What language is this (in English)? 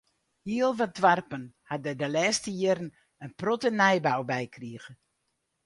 Western Frisian